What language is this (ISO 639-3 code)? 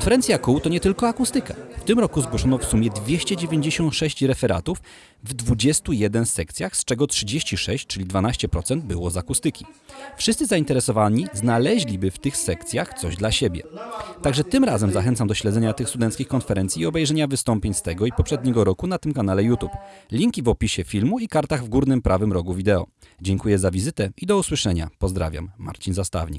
pol